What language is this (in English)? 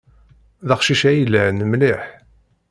Kabyle